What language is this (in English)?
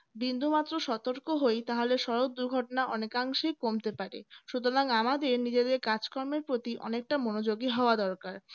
Bangla